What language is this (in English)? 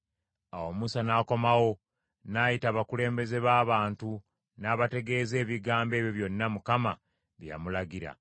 Ganda